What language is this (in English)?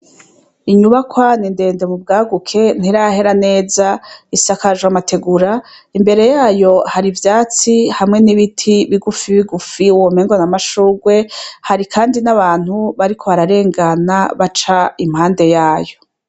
Rundi